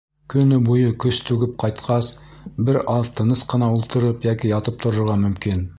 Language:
Bashkir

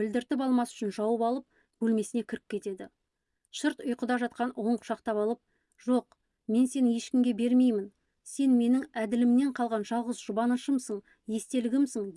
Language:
Turkish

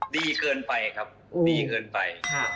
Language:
Thai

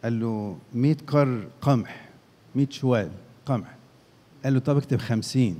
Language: Arabic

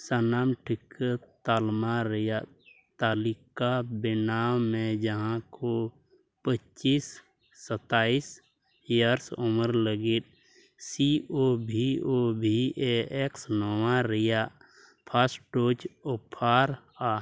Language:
Santali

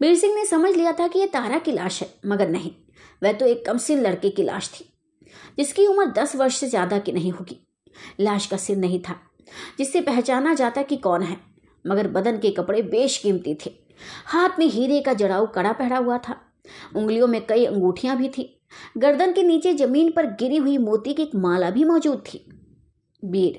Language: Hindi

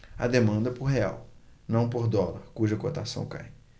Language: Portuguese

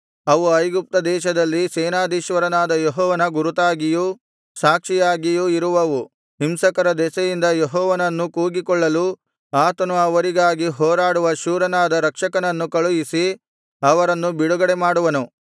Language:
Kannada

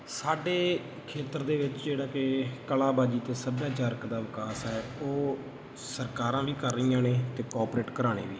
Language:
Punjabi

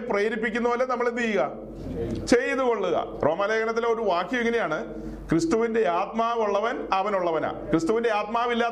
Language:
Malayalam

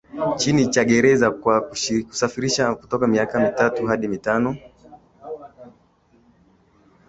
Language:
Swahili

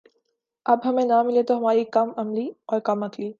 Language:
Urdu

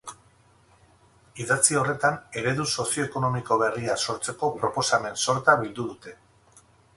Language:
Basque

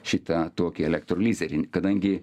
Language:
Lithuanian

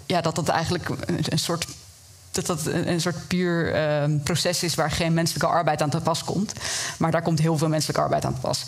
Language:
Dutch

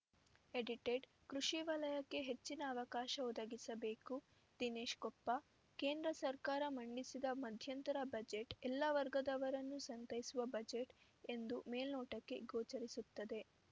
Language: Kannada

